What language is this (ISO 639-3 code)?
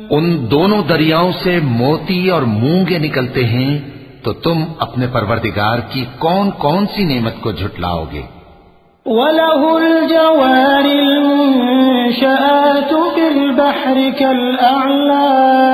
ara